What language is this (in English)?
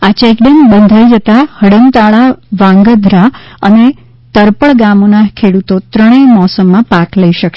Gujarati